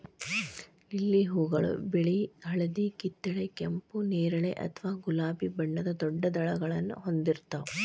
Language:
Kannada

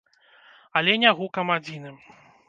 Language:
Belarusian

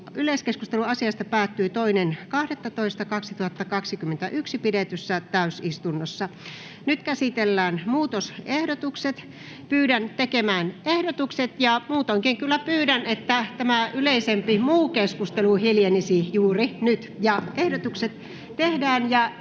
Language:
Finnish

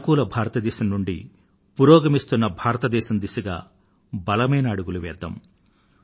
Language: Telugu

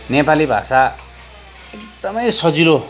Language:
Nepali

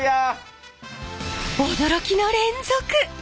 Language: Japanese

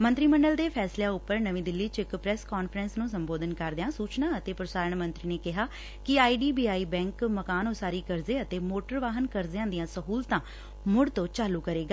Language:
Punjabi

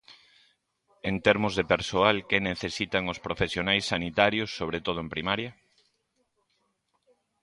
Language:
Galician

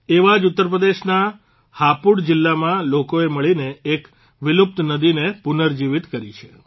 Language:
Gujarati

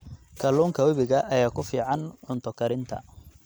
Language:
Somali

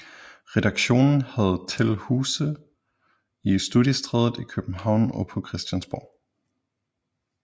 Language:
Danish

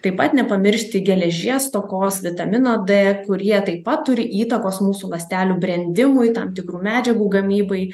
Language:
Lithuanian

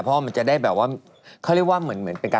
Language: Thai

